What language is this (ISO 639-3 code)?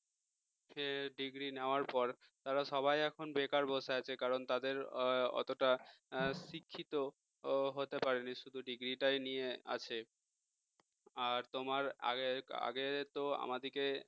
ben